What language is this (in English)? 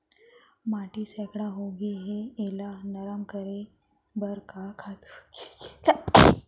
Chhattisgarhi